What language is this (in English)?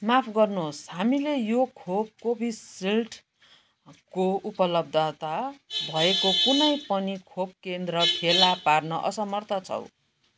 Nepali